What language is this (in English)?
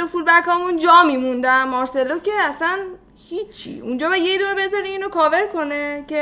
Persian